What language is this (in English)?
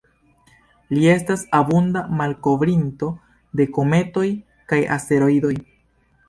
Esperanto